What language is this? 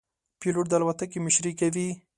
Pashto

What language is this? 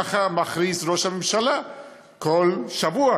Hebrew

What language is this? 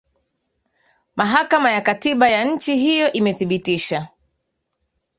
Swahili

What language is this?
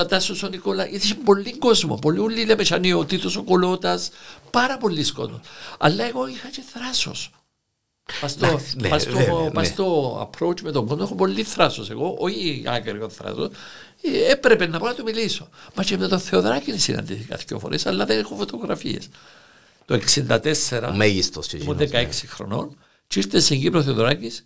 Greek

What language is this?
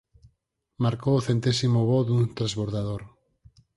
Galician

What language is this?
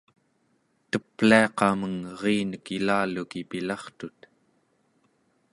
Central Yupik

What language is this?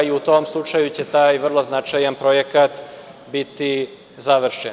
Serbian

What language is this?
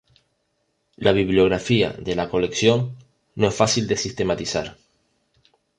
Spanish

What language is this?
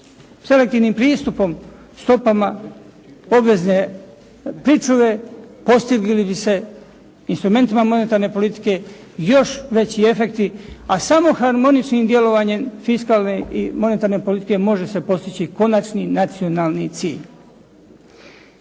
Croatian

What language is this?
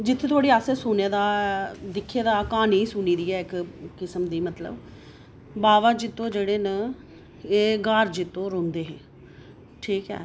Dogri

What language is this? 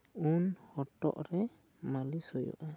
Santali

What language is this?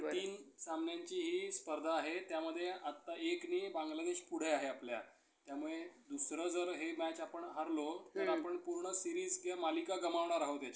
Marathi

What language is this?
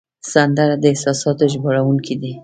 Pashto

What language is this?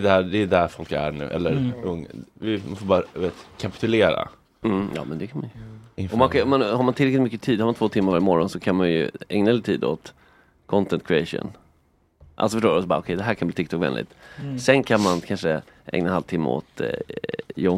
Swedish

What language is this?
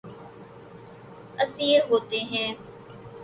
Urdu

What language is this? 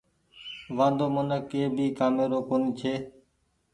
Goaria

